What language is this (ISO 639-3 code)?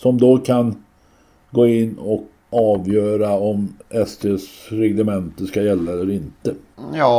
swe